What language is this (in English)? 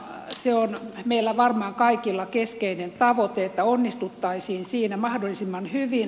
Finnish